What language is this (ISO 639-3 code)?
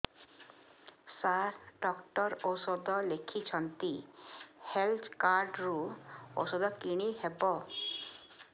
ori